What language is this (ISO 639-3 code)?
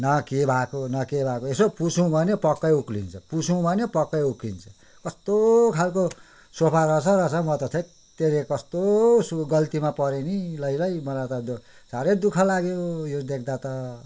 nep